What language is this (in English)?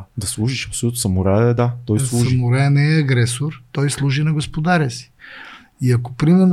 Bulgarian